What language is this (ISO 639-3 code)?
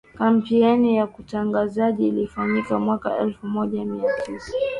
swa